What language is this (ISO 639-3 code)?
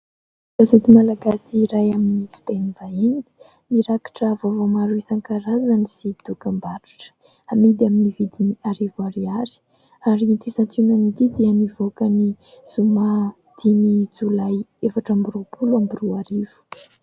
mlg